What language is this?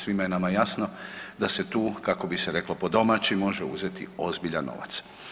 Croatian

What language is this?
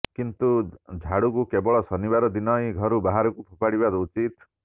Odia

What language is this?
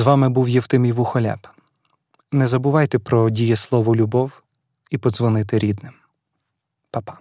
Ukrainian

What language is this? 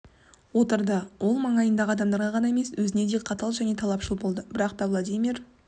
Kazakh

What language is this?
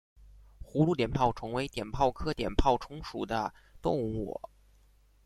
Chinese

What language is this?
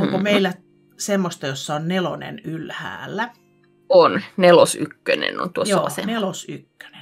Finnish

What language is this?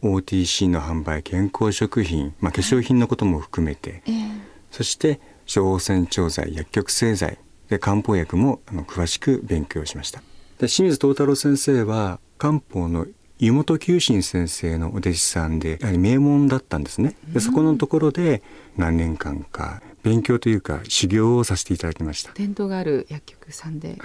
Japanese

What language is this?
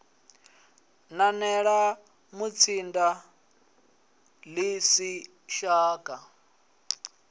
Venda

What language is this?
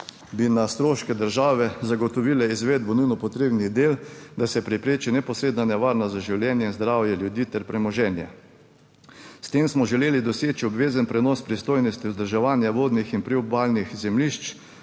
Slovenian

